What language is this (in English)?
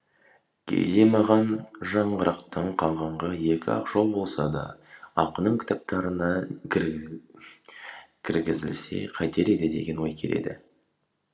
Kazakh